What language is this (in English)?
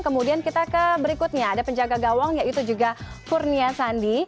Indonesian